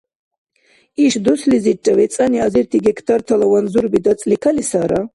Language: Dargwa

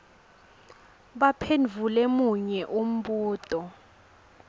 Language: Swati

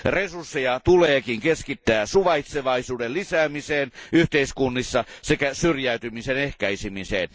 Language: Finnish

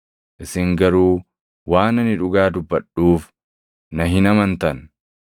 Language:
Oromo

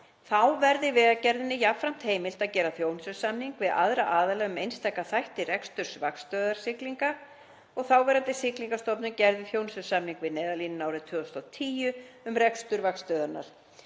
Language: Icelandic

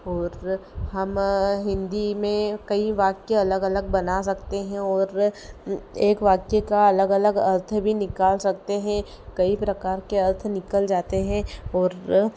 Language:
Hindi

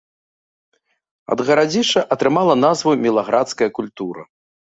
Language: Belarusian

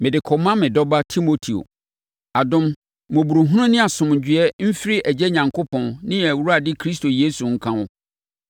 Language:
Akan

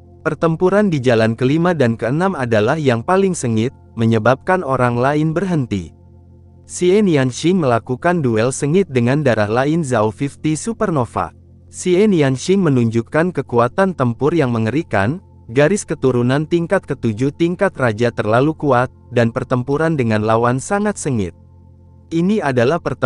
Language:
Indonesian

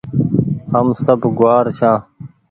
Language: Goaria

